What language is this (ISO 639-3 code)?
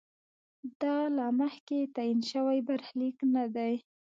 pus